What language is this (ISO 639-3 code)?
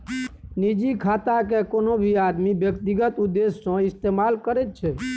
mai